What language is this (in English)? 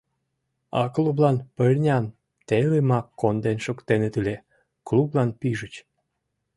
Mari